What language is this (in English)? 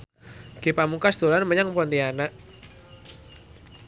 Javanese